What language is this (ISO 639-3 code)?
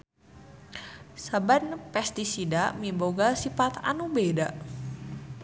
sun